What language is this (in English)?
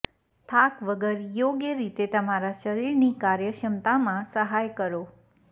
Gujarati